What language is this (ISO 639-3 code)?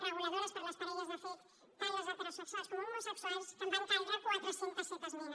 cat